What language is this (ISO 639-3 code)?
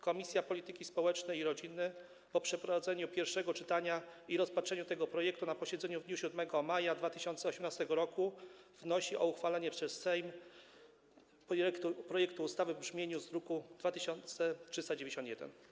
pol